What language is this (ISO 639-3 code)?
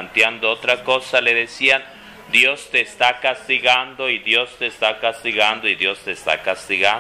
spa